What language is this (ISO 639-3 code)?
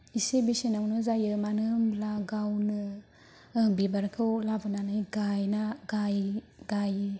brx